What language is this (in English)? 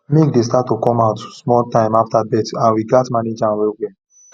Nigerian Pidgin